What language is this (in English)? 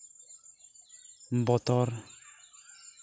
Santali